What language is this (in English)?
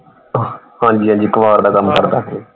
Punjabi